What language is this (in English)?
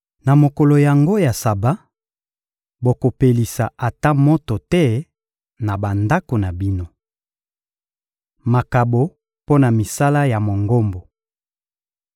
Lingala